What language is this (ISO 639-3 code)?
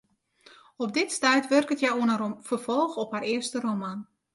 fry